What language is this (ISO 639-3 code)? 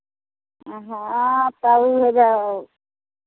mai